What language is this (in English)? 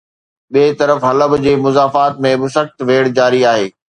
Sindhi